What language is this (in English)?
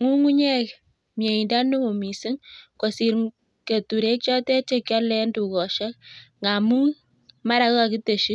Kalenjin